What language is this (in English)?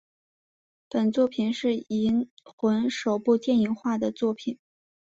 Chinese